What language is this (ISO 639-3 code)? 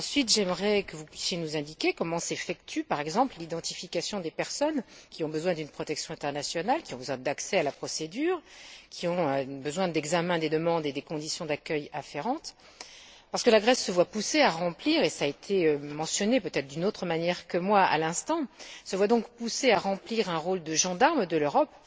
fra